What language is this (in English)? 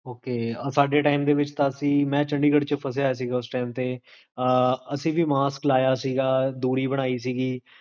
Punjabi